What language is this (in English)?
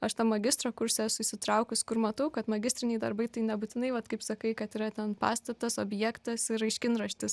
Lithuanian